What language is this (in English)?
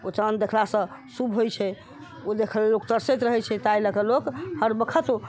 Maithili